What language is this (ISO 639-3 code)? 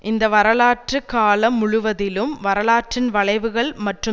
tam